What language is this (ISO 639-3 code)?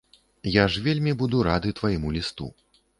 bel